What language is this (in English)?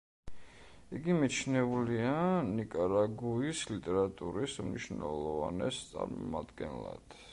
Georgian